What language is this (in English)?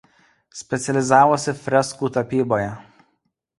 Lithuanian